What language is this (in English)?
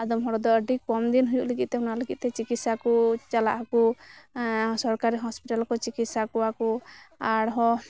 Santali